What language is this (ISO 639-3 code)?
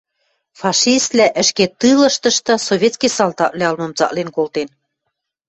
mrj